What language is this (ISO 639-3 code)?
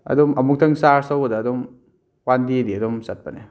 mni